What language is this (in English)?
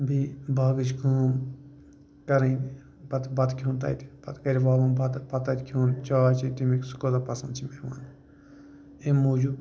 Kashmiri